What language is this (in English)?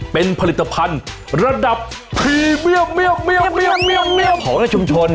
Thai